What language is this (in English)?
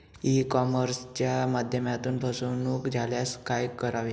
Marathi